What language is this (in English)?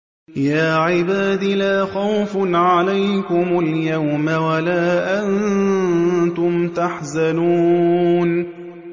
Arabic